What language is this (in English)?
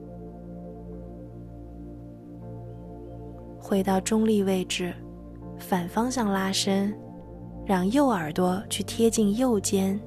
Chinese